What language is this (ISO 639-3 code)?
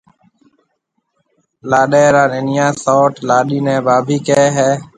mve